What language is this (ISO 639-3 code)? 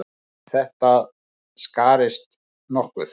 isl